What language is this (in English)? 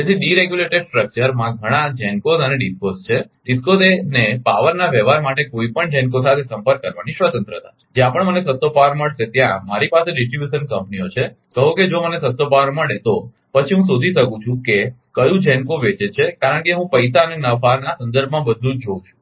Gujarati